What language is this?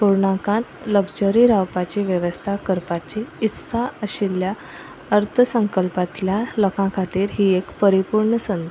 Konkani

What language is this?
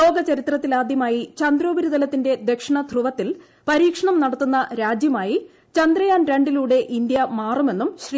Malayalam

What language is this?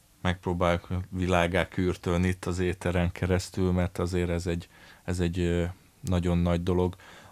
Hungarian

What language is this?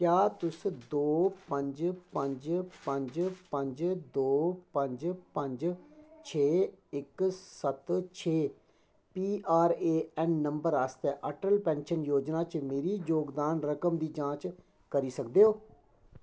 Dogri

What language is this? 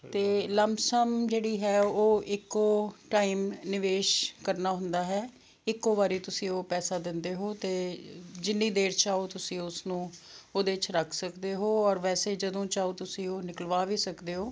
Punjabi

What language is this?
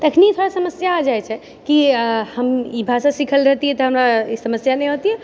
Maithili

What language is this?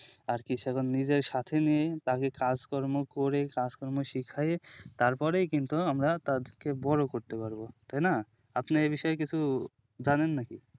Bangla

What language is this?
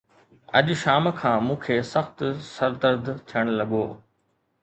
Sindhi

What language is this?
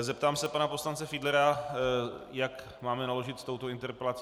Czech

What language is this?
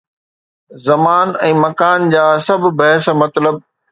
Sindhi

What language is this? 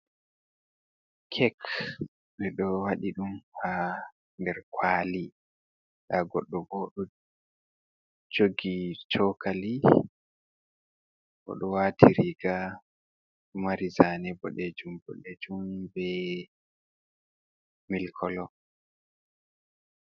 Fula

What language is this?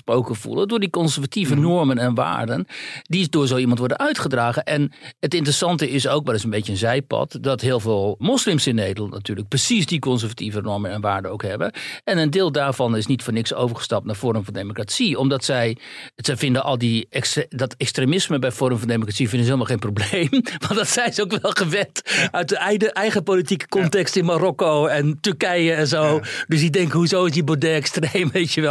Dutch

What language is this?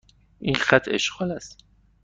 Persian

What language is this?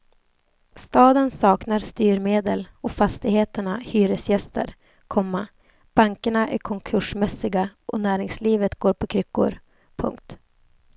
Swedish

